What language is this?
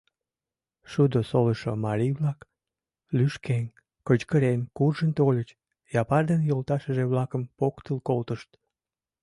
Mari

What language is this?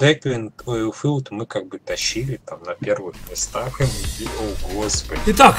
Russian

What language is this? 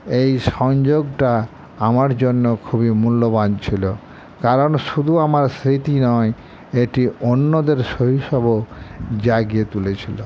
Bangla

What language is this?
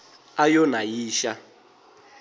Tsonga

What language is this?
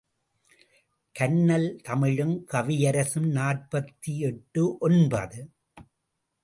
Tamil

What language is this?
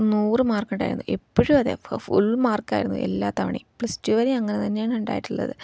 Malayalam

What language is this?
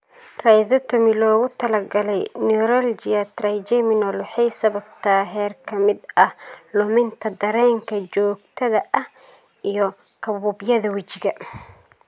Somali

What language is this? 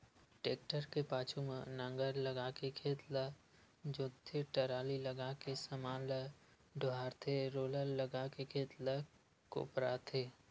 Chhattisgarhi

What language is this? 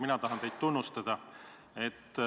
Estonian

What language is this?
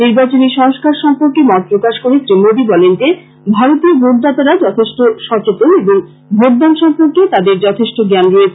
Bangla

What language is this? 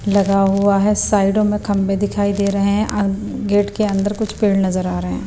Hindi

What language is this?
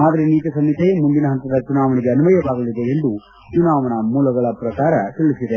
Kannada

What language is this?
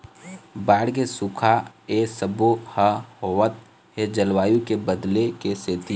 Chhattisgarhi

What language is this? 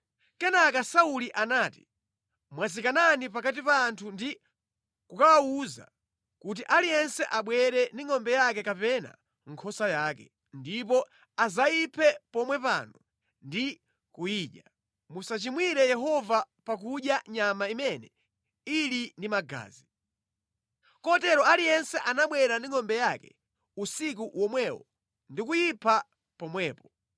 Nyanja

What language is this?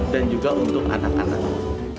Indonesian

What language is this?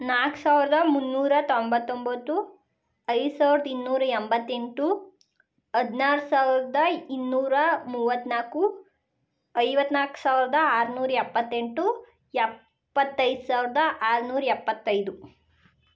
Kannada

